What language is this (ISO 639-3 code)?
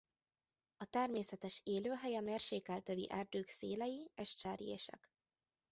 hun